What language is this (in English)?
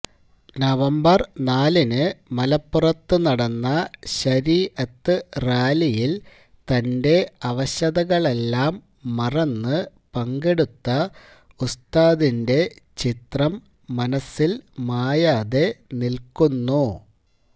Malayalam